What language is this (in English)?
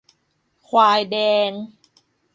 Thai